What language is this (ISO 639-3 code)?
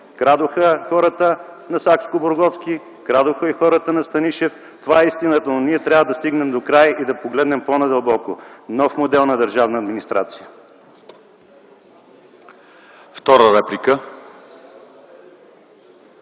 bul